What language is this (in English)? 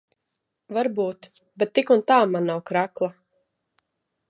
Latvian